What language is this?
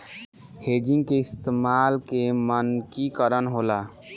Bhojpuri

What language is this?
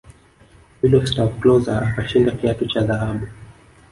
Swahili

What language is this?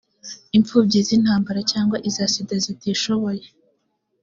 Kinyarwanda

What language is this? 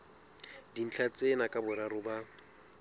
Southern Sotho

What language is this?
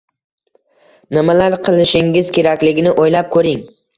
Uzbek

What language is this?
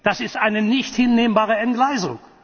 German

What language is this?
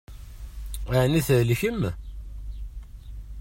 Kabyle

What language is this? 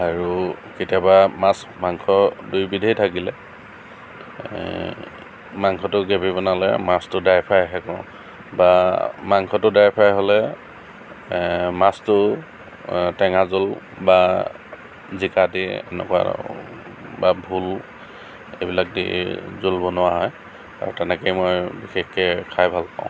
Assamese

